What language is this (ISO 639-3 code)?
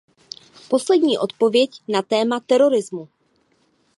ces